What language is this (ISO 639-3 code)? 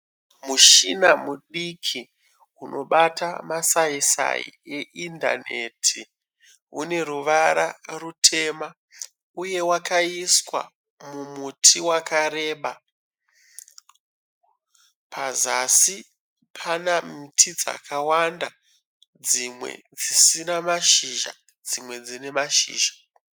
sna